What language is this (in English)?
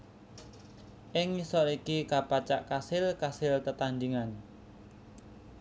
Javanese